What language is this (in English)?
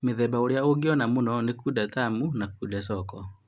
Kikuyu